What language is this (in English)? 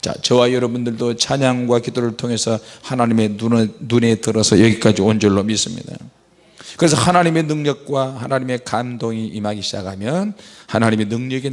Korean